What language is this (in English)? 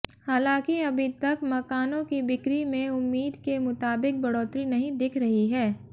Hindi